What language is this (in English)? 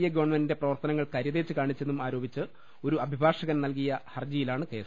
Malayalam